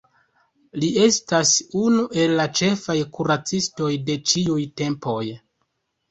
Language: Esperanto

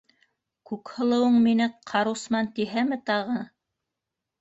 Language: Bashkir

